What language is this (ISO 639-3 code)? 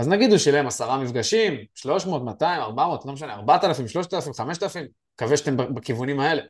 heb